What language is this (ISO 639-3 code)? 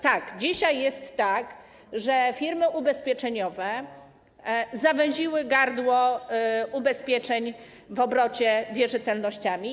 pol